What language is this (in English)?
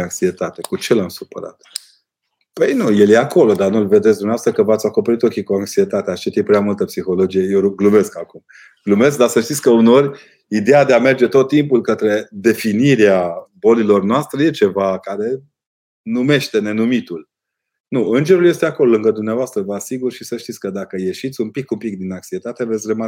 Romanian